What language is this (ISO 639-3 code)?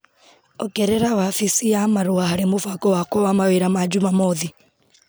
kik